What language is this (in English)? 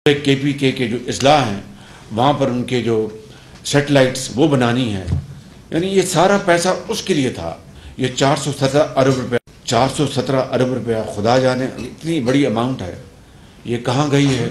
Hindi